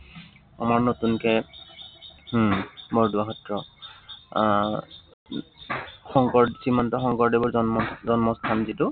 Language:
Assamese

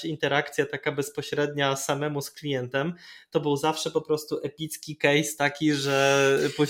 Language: Polish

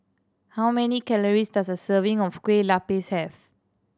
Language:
English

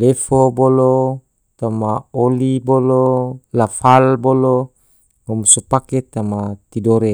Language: Tidore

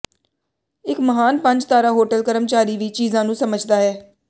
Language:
Punjabi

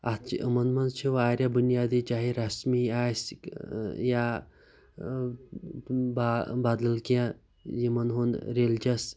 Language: Kashmiri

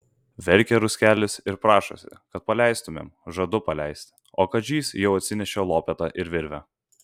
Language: Lithuanian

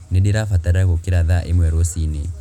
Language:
Kikuyu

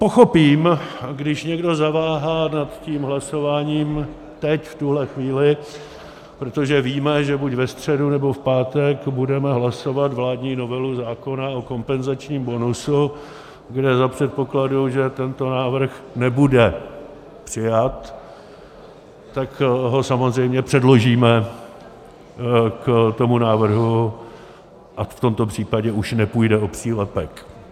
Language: Czech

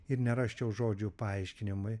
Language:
Lithuanian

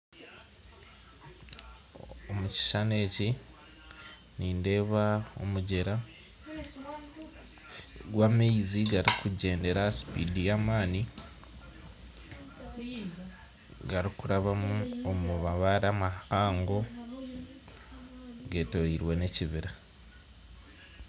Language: Nyankole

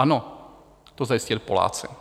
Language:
Czech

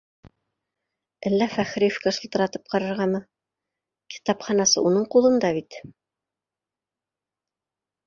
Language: Bashkir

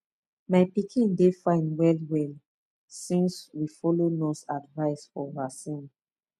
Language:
Nigerian Pidgin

